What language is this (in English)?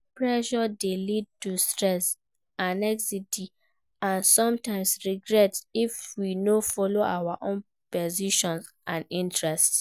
Nigerian Pidgin